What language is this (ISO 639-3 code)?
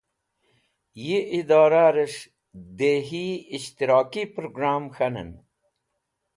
wbl